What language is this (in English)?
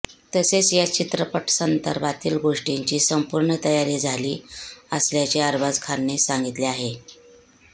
Marathi